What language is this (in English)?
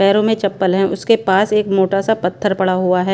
Hindi